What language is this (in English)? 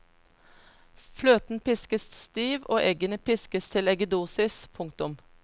Norwegian